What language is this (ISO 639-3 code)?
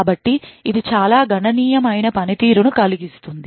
tel